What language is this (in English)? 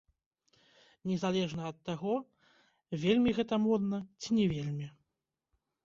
Belarusian